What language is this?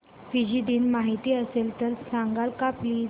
Marathi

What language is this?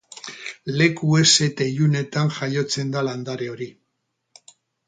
Basque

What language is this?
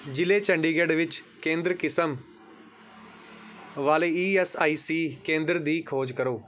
Punjabi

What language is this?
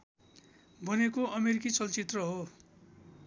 Nepali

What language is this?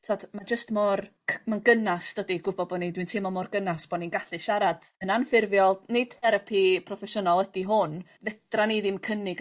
Welsh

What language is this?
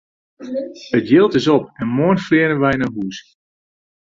Western Frisian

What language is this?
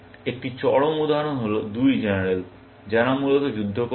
Bangla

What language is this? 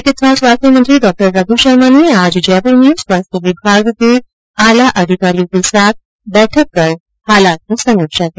Hindi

